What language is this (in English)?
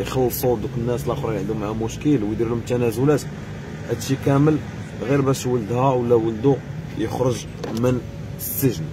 Arabic